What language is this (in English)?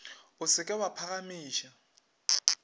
Northern Sotho